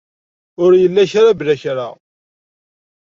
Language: Kabyle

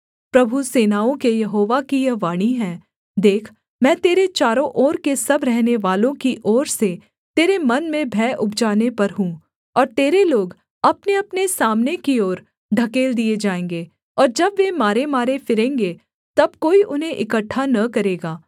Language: Hindi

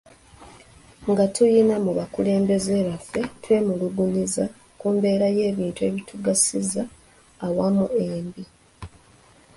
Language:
Ganda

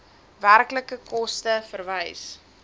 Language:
Afrikaans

